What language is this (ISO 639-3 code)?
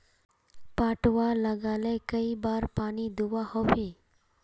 mag